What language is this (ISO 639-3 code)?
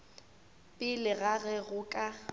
nso